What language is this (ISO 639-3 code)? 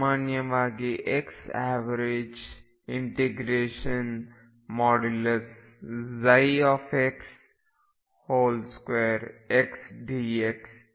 kan